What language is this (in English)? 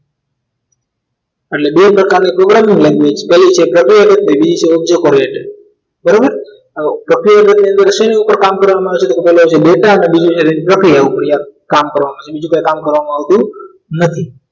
Gujarati